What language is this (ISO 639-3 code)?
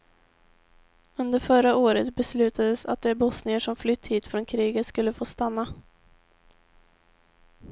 swe